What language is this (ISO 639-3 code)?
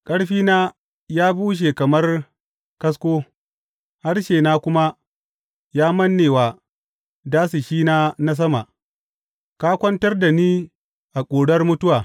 hau